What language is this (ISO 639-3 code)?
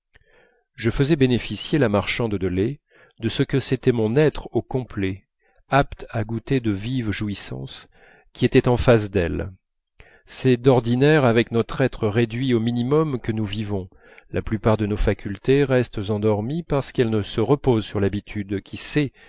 fra